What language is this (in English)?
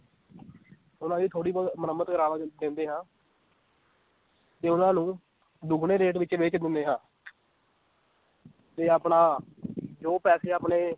Punjabi